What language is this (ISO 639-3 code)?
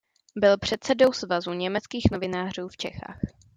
ces